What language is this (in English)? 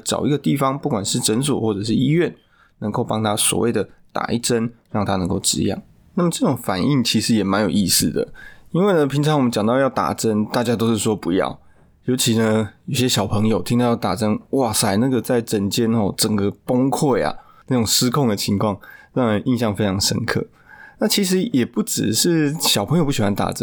Chinese